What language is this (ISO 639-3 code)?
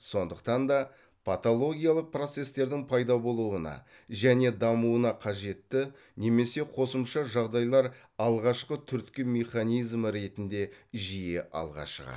kaz